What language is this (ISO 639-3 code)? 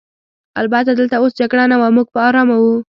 pus